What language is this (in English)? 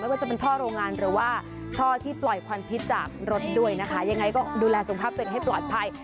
Thai